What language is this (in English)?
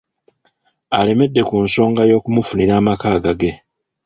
Ganda